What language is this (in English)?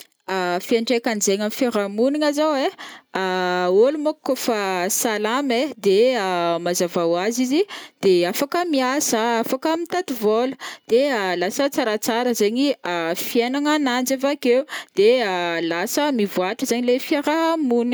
Northern Betsimisaraka Malagasy